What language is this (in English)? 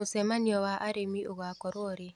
Kikuyu